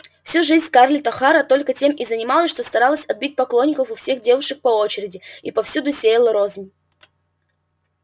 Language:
Russian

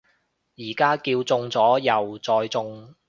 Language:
Cantonese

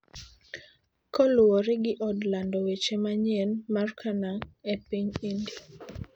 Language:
Luo (Kenya and Tanzania)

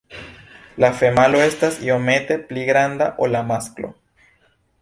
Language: Esperanto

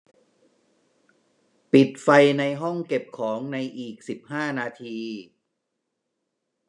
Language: Thai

